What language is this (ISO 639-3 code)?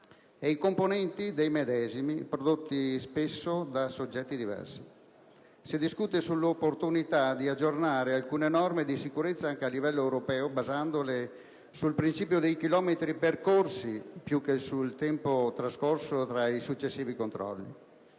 ita